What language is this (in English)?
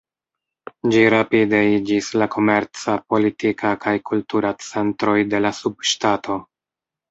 Esperanto